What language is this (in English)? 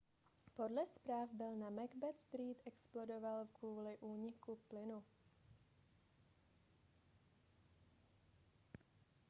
Czech